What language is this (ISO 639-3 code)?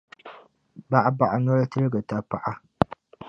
dag